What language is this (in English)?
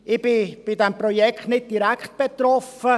Swiss German